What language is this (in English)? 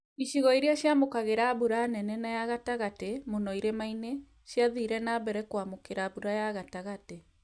Kikuyu